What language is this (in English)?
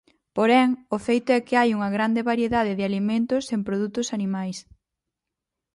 Galician